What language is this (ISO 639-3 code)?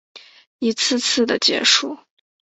zho